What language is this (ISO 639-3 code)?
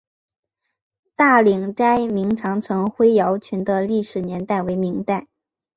zho